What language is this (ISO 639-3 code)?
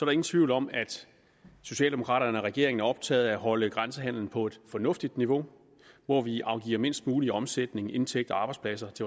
dan